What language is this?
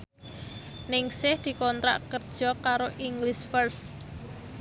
Javanese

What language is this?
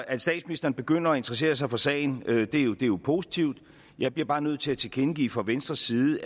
Danish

